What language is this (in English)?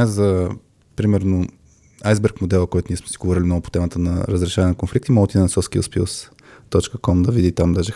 Bulgarian